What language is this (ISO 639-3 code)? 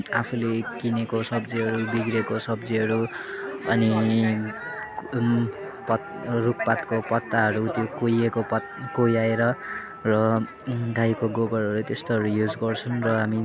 nep